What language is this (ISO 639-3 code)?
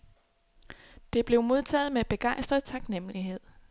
dan